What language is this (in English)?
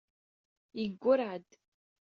Kabyle